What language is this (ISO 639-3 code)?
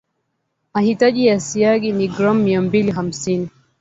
swa